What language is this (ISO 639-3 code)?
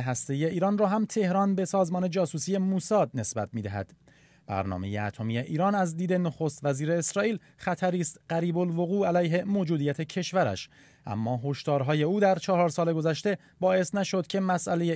fas